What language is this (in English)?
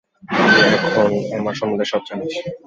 Bangla